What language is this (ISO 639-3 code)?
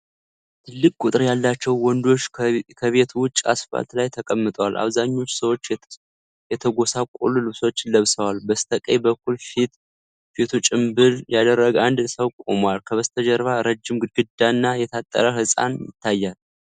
amh